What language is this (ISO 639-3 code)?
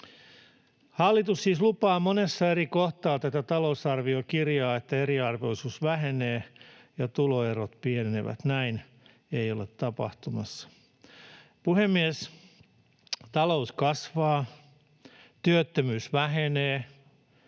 fin